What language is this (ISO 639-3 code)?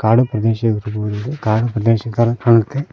kan